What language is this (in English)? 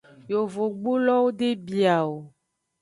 Aja (Benin)